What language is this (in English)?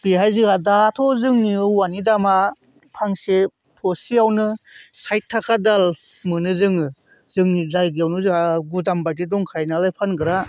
Bodo